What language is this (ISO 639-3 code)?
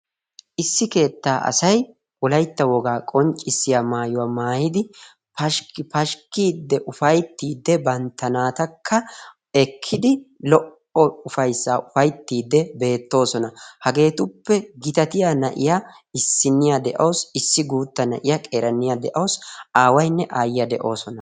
wal